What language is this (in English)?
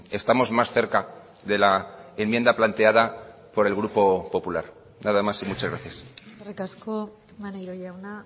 Spanish